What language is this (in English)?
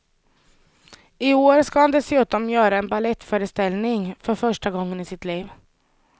Swedish